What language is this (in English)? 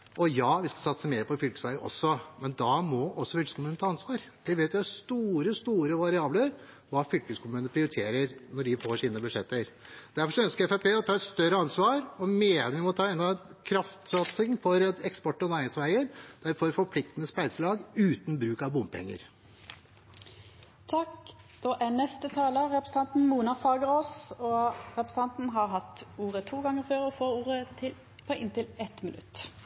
Norwegian